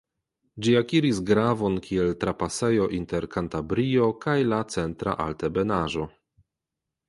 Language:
Esperanto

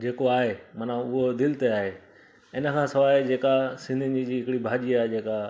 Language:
Sindhi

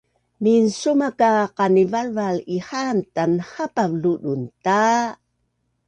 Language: Bunun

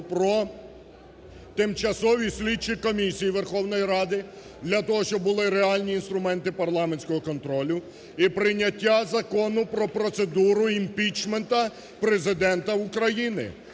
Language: Ukrainian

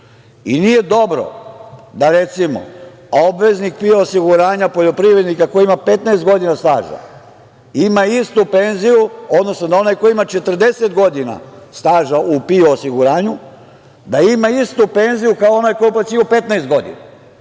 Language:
Serbian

